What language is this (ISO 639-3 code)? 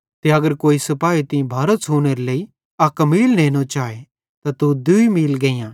bhd